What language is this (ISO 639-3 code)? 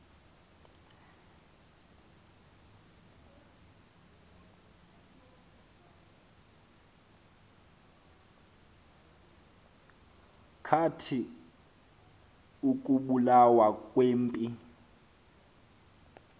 xho